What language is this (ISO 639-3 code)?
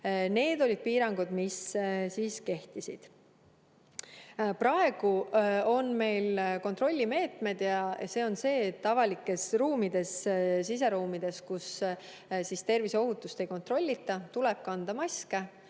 est